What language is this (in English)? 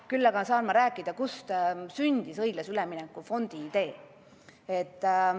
Estonian